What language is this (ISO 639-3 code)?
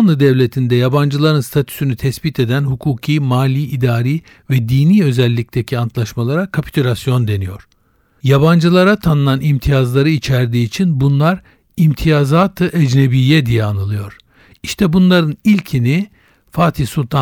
tur